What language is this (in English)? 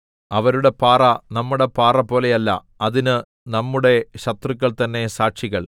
Malayalam